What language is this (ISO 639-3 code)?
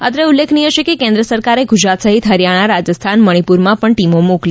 guj